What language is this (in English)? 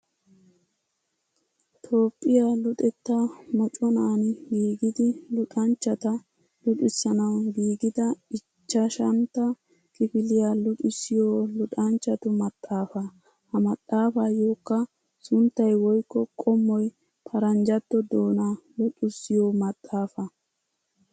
Wolaytta